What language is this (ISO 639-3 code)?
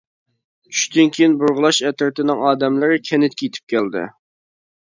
uig